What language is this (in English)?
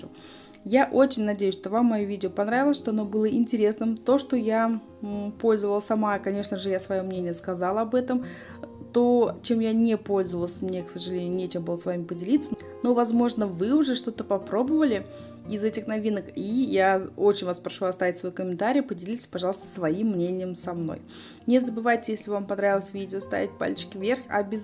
Russian